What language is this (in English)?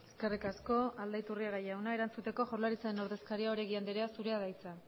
Basque